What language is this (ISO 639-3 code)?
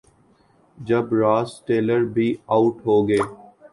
urd